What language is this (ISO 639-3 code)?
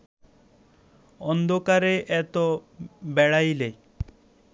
ben